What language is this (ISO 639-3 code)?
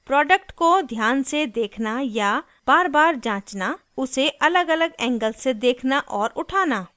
hin